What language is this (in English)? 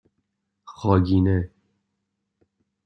Persian